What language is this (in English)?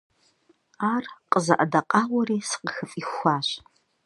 Kabardian